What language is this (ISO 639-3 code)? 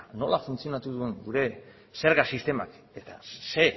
eus